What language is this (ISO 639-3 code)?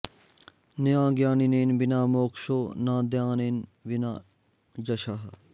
san